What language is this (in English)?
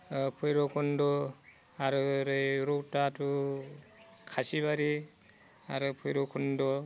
Bodo